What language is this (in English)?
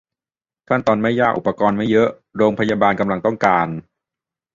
Thai